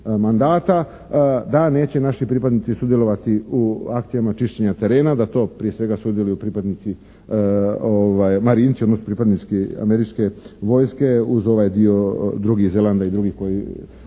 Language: Croatian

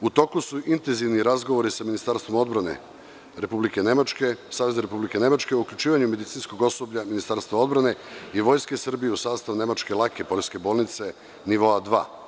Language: Serbian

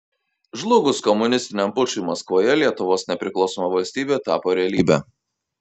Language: Lithuanian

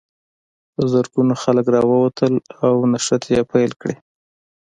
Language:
Pashto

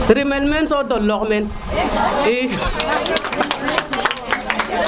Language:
Serer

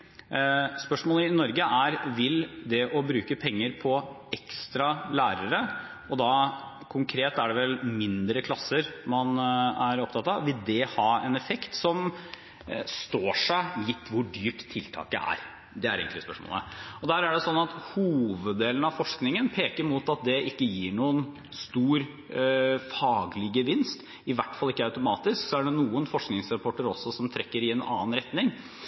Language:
Norwegian Bokmål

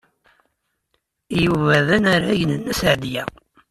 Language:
Kabyle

